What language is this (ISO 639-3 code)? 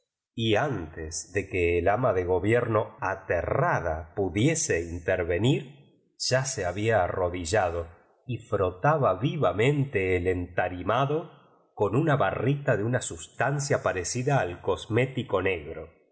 spa